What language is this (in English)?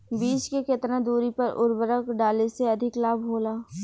Bhojpuri